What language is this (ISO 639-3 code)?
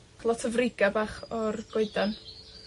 cym